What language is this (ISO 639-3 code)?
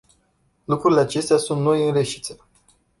ron